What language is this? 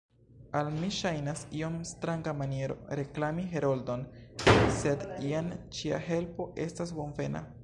Esperanto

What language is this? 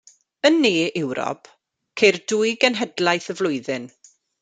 Welsh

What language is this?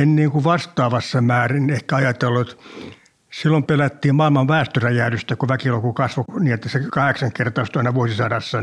Finnish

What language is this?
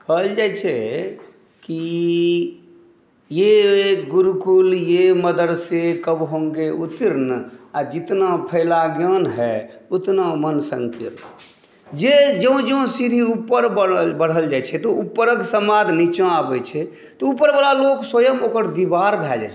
Maithili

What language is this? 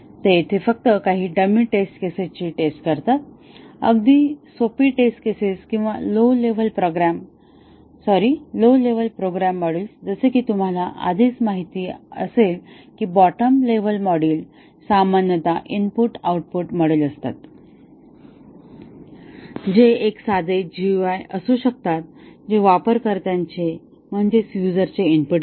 Marathi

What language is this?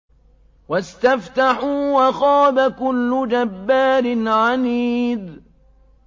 Arabic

